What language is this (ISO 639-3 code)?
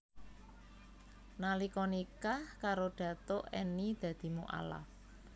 jav